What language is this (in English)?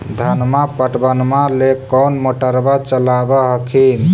Magahi